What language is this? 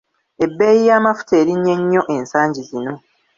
Ganda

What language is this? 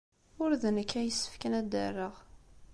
Kabyle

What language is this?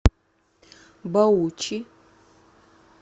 Russian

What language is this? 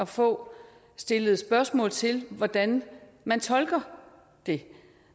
Danish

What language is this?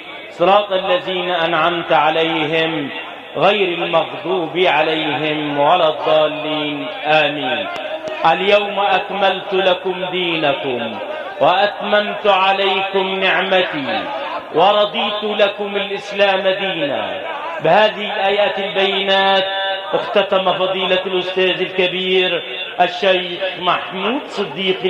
Arabic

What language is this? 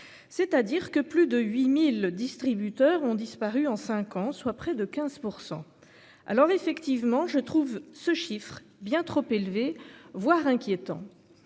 French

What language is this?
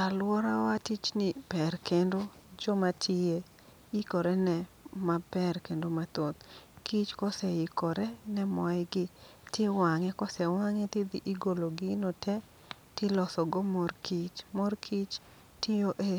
Luo (Kenya and Tanzania)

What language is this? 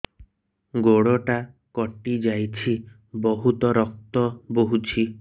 Odia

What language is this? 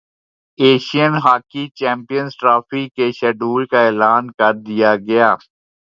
Urdu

